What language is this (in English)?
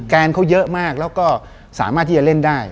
Thai